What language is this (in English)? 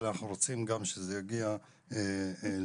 Hebrew